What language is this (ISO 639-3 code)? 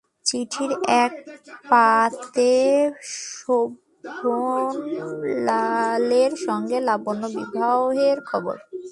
ben